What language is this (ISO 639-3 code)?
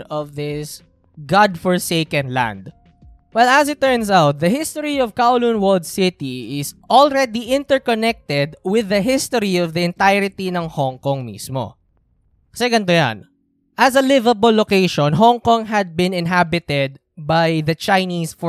fil